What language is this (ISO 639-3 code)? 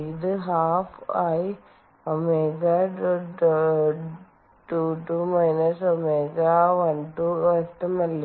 mal